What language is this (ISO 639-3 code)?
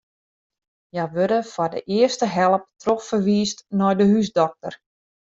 fry